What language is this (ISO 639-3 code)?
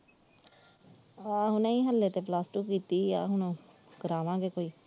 pan